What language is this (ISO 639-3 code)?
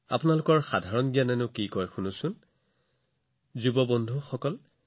asm